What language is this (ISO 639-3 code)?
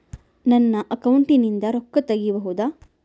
kan